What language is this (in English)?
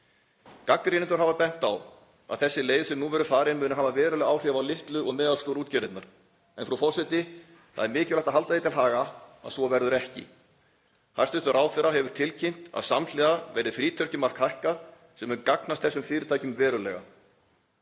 Icelandic